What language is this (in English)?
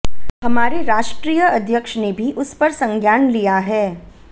Hindi